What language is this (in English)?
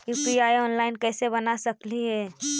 Magahi